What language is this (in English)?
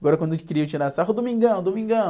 Portuguese